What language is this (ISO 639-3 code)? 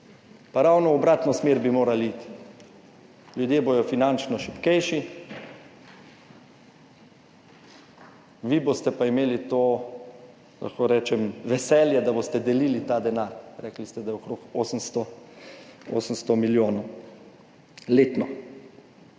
slv